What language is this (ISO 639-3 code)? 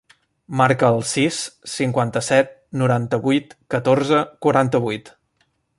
cat